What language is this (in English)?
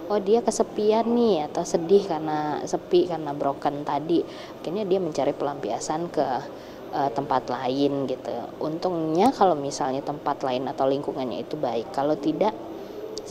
Indonesian